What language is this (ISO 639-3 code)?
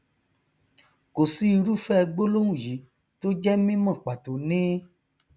yor